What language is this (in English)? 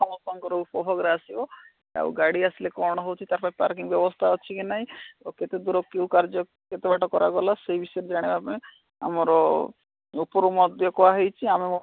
Odia